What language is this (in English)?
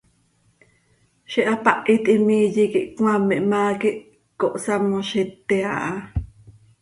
Seri